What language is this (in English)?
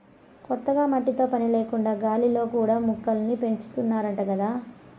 Telugu